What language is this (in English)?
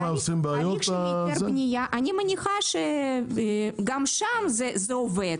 Hebrew